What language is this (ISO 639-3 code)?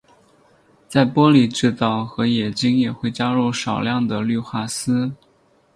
zho